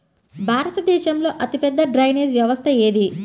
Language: Telugu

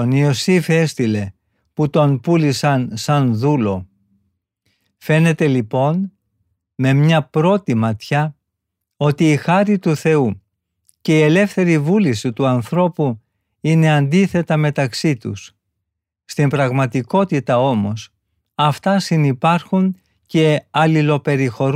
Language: Greek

